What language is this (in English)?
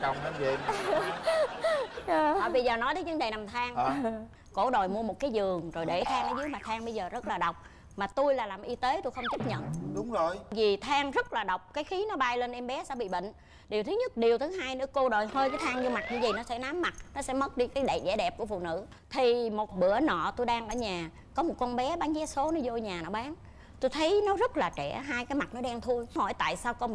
Vietnamese